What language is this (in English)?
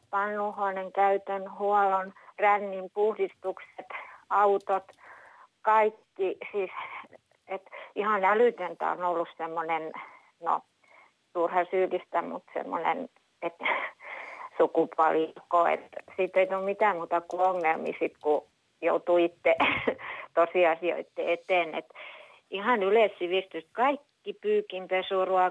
Finnish